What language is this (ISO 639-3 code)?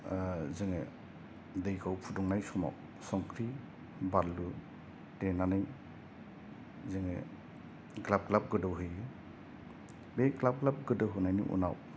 brx